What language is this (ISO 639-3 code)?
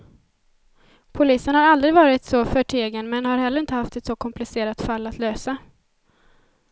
swe